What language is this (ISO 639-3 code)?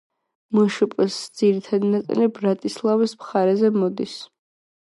kat